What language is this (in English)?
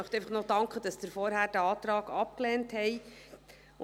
Swiss German